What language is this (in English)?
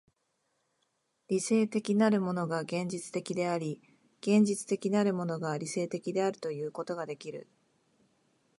Japanese